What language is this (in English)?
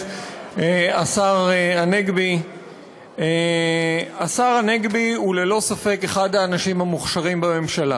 Hebrew